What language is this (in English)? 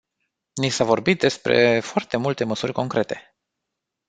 Romanian